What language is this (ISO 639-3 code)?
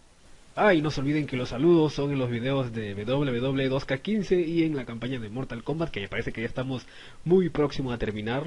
spa